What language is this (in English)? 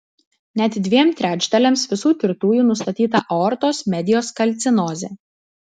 Lithuanian